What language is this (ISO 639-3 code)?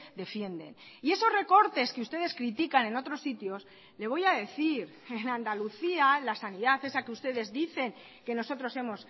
spa